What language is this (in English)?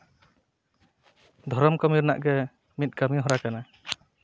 Santali